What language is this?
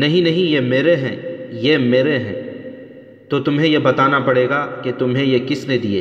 Urdu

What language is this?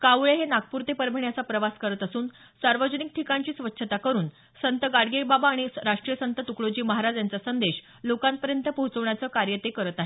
Marathi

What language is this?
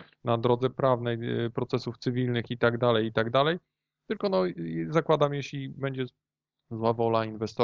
Polish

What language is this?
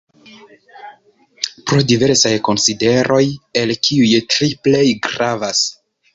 Esperanto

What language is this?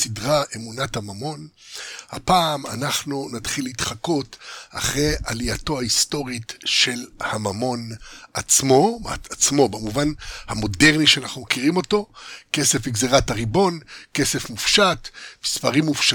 Hebrew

